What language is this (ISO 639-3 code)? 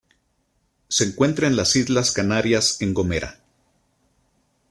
spa